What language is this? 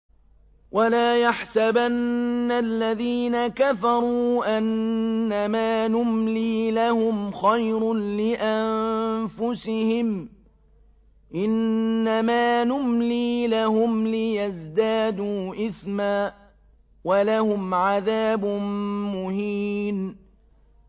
Arabic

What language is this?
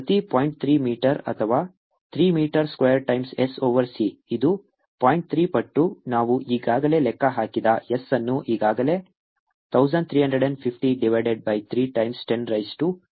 Kannada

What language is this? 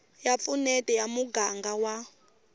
Tsonga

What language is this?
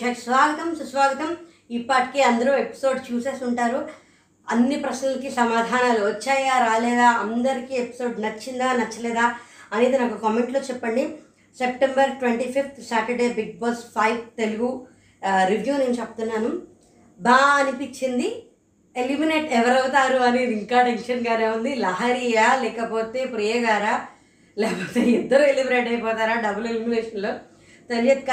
Telugu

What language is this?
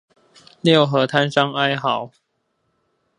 Chinese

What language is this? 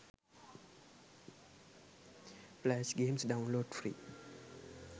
Sinhala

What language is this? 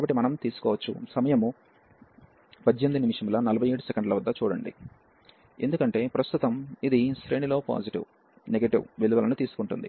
Telugu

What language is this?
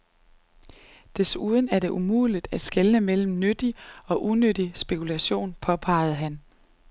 Danish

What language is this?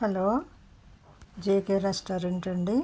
Telugu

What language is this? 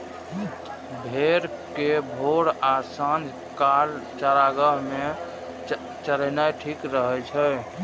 Maithili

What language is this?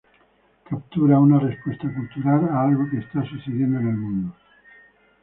Spanish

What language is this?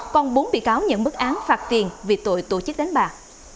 Vietnamese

